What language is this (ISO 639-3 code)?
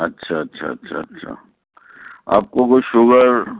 urd